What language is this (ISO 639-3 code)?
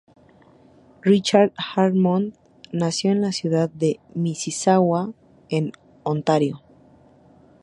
spa